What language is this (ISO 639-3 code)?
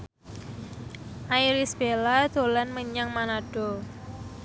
jav